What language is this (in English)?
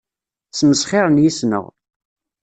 Kabyle